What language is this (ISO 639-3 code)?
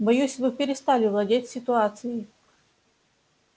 rus